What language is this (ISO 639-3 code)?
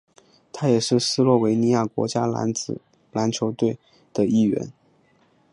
zho